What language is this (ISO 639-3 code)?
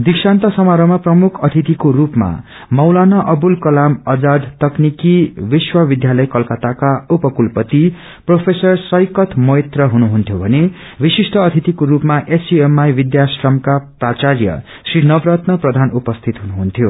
nep